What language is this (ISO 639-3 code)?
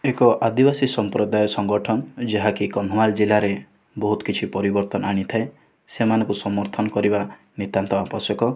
ori